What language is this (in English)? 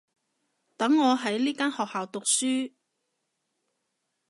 Cantonese